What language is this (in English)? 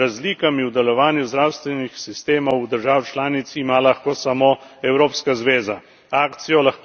Slovenian